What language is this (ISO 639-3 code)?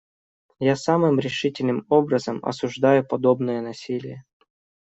rus